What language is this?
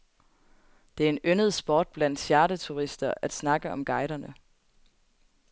Danish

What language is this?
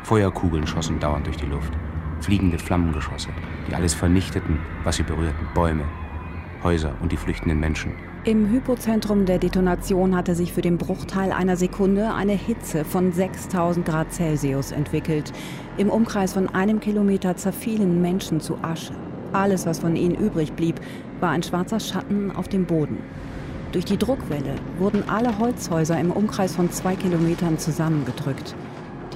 German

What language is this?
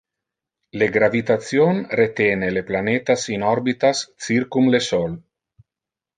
Interlingua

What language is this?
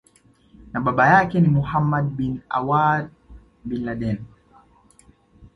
Swahili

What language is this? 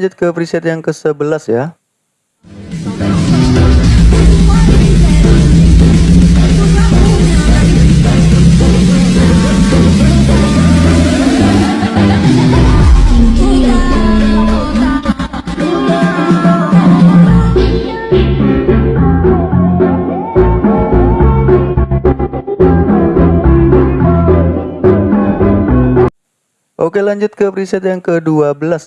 Indonesian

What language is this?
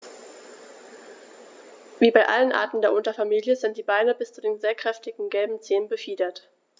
German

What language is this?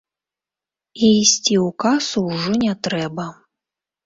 Belarusian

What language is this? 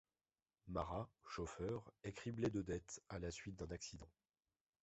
French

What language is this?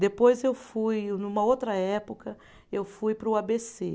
Portuguese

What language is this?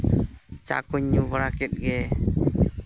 Santali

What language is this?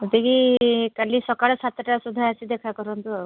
Odia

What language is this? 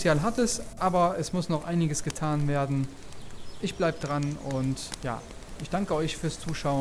German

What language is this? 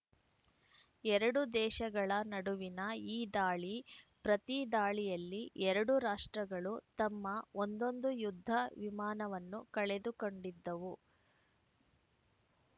Kannada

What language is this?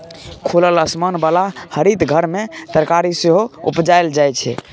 Maithili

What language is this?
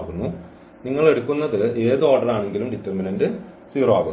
Malayalam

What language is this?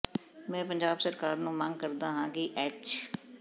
Punjabi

